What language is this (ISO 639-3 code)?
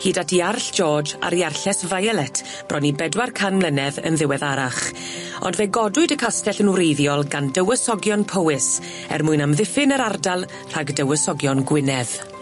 cym